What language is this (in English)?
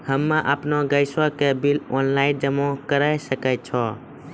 Maithili